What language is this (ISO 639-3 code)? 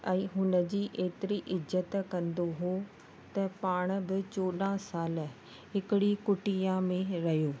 snd